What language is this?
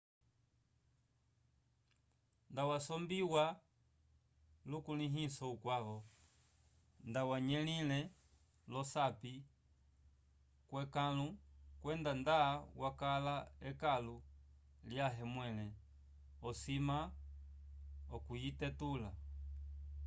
Umbundu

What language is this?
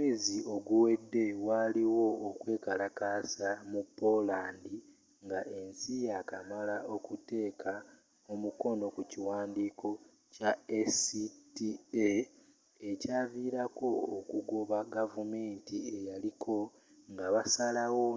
Ganda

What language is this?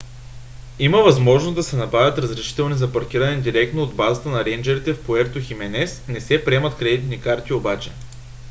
Bulgarian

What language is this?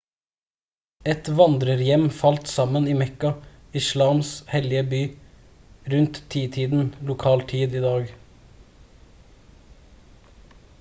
Norwegian Bokmål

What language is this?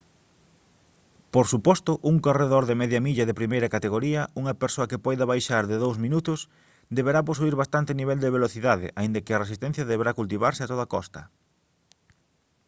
Galician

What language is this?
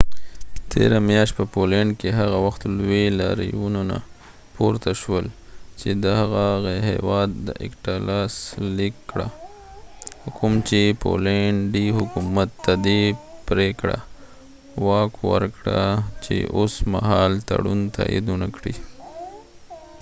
Pashto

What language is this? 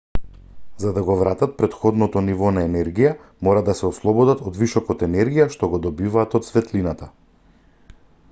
Macedonian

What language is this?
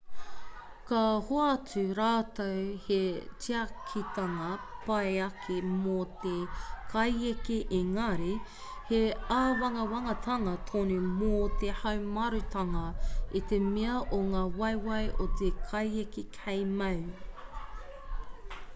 Māori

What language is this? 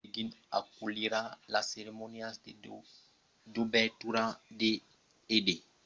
Occitan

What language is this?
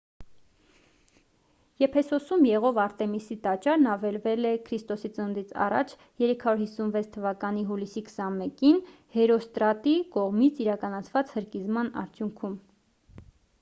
Armenian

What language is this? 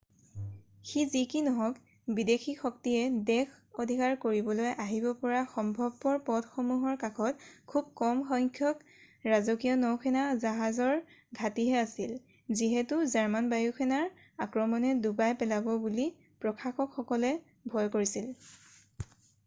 Assamese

